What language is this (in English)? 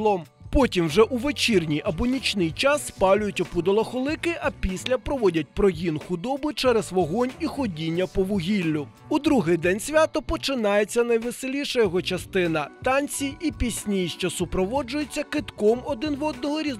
Ukrainian